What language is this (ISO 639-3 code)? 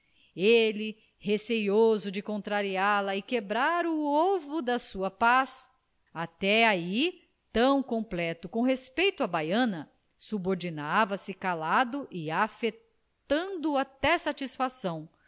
por